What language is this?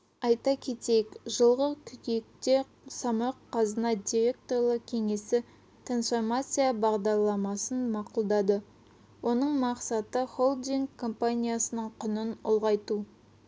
Kazakh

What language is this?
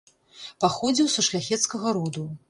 Belarusian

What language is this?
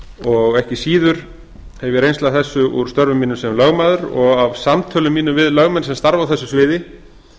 Icelandic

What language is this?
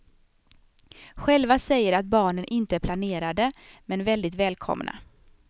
Swedish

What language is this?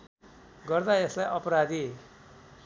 Nepali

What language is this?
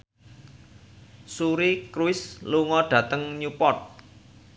Javanese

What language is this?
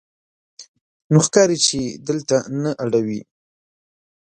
Pashto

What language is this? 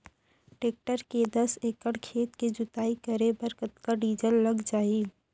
Chhattisgarhi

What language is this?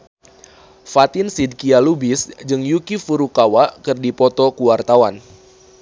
Sundanese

